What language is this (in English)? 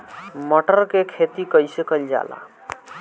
Bhojpuri